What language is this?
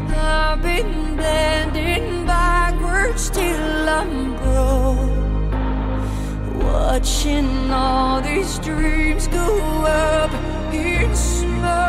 Swedish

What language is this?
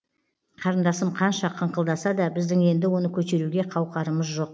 Kazakh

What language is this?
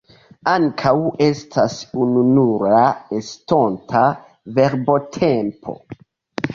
Esperanto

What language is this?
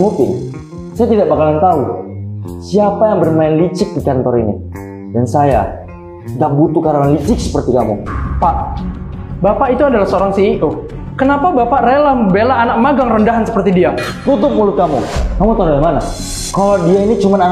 Indonesian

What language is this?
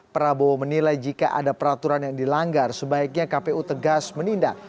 Indonesian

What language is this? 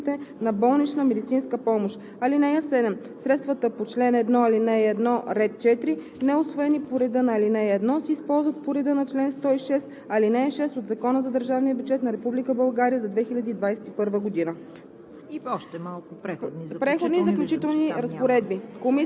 Bulgarian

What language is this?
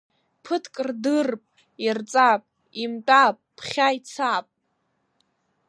Abkhazian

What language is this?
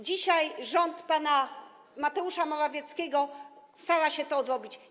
Polish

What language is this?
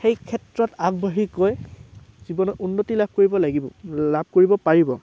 Assamese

